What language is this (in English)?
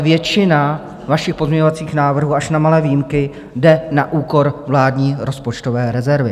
Czech